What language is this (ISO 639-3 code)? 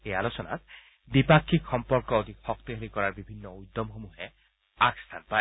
asm